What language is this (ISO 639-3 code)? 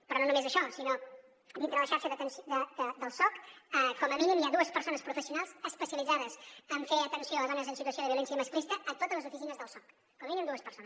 cat